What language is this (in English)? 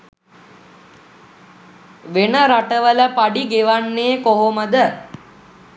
Sinhala